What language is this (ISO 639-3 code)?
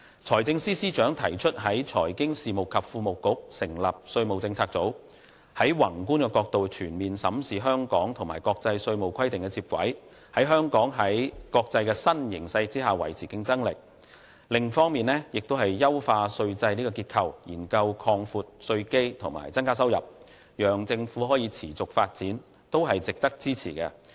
yue